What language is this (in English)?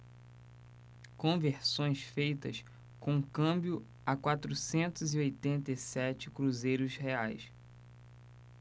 Portuguese